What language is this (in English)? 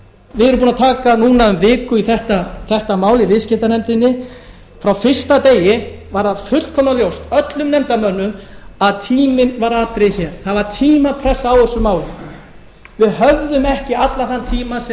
Icelandic